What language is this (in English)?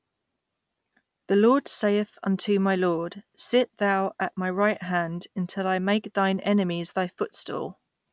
English